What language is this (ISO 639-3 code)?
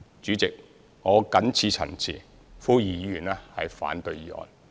yue